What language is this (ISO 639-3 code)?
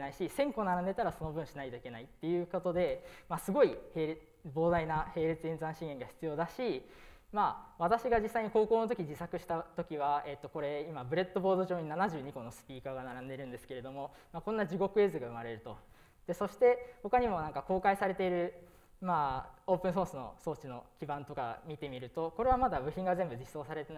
jpn